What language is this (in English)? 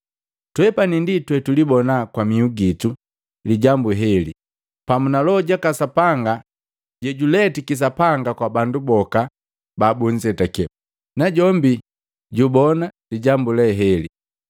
Matengo